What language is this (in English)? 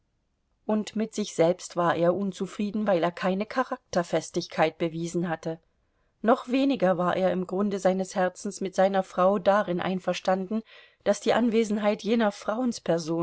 German